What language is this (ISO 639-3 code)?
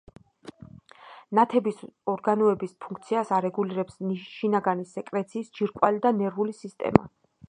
kat